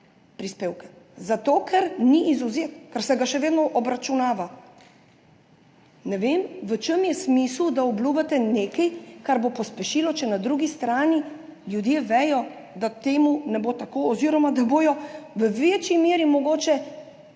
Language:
Slovenian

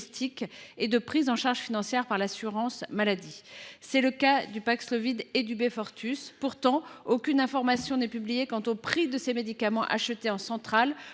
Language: French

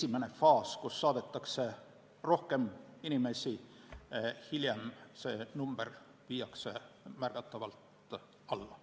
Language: Estonian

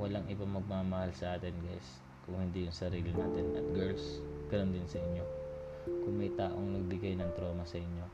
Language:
Filipino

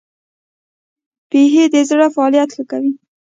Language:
Pashto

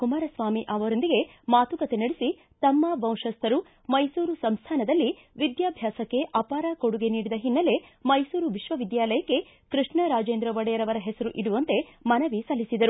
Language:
Kannada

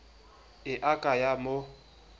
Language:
Southern Sotho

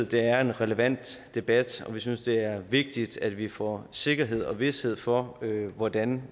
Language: Danish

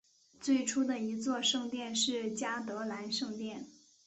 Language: Chinese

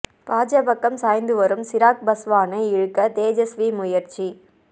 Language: Tamil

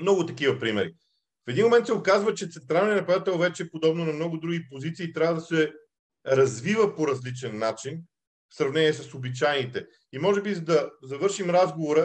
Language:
Bulgarian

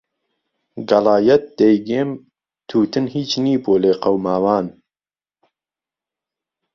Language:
Central Kurdish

